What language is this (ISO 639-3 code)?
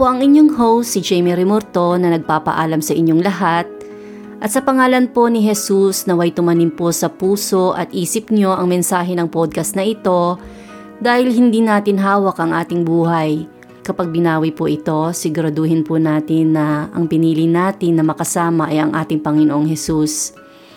fil